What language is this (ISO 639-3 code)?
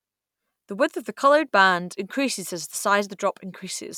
eng